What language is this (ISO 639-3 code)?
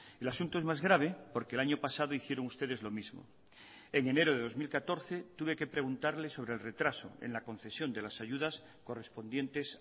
spa